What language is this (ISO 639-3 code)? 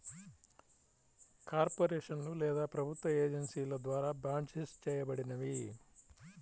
tel